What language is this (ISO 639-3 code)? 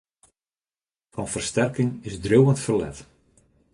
fry